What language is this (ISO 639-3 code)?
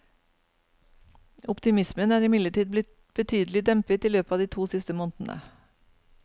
nor